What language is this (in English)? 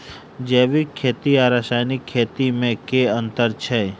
Maithili